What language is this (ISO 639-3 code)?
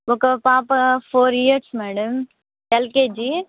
tel